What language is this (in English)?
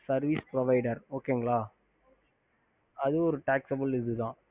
Tamil